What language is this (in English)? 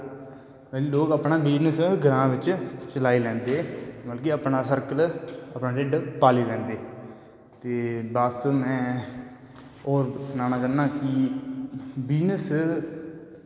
Dogri